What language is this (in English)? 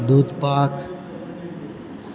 Gujarati